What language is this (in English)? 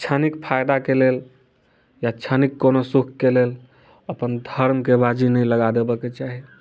Maithili